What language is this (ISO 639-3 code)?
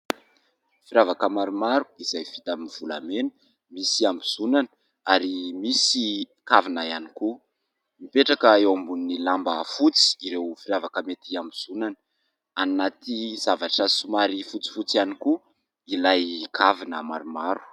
mlg